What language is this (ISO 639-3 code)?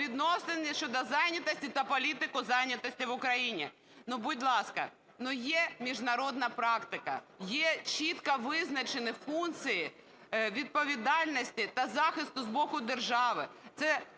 ukr